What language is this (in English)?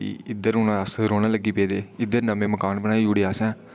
Dogri